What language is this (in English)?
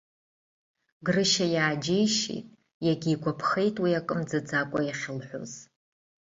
Abkhazian